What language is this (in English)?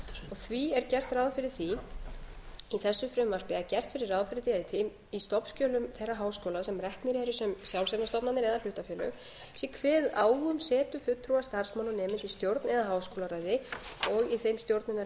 Icelandic